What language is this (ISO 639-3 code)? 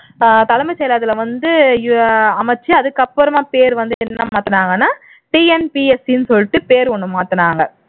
tam